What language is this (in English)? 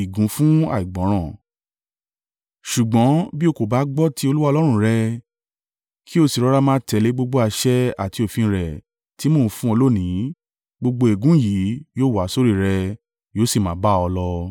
Yoruba